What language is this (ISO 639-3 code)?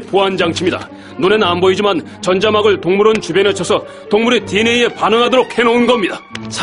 kor